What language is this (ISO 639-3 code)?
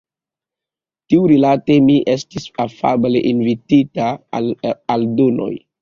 epo